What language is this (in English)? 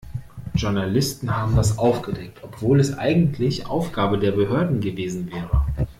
German